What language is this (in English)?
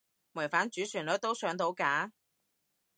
Cantonese